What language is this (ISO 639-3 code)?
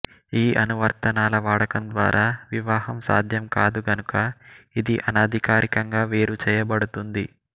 tel